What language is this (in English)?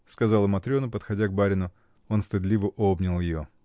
Russian